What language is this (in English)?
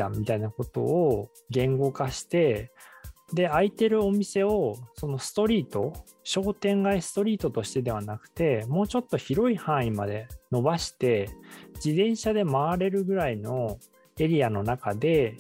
Japanese